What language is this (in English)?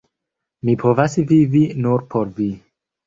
Esperanto